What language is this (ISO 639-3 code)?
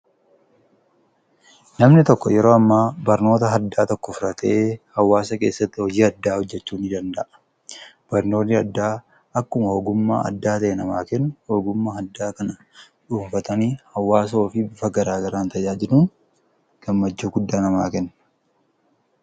orm